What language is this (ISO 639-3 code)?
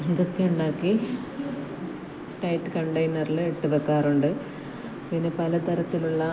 mal